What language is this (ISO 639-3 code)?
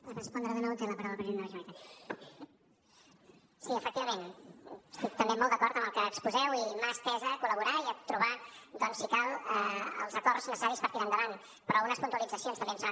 cat